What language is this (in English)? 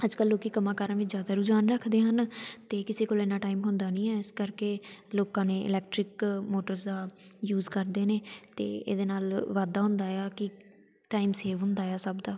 Punjabi